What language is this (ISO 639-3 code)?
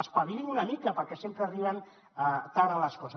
cat